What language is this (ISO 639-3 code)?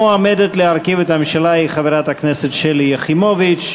heb